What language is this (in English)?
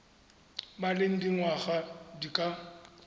Tswana